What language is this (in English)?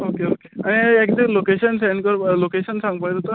Konkani